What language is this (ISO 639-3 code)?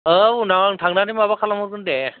brx